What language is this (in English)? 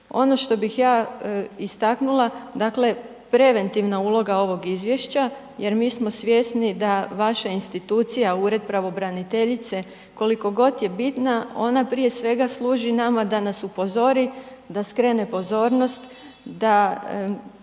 Croatian